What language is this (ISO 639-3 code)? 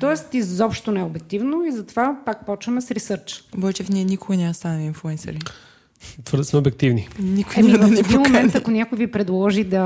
bul